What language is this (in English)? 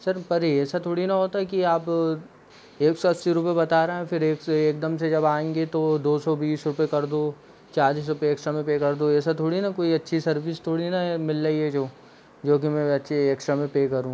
Hindi